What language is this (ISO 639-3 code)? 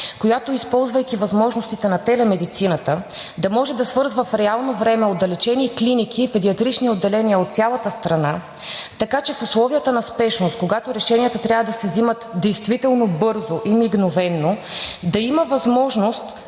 bul